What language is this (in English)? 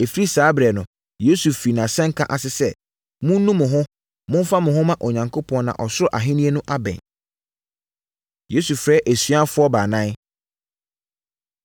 Akan